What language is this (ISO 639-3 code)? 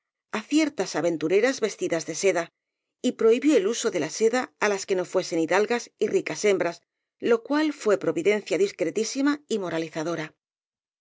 spa